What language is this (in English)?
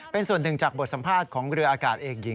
Thai